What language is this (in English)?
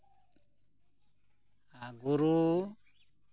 Santali